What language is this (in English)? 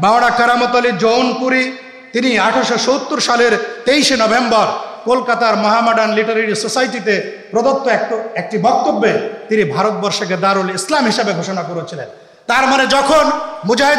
Turkish